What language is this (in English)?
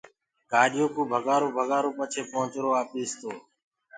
Gurgula